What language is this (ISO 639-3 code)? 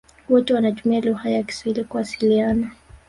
swa